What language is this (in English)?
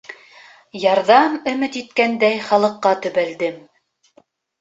Bashkir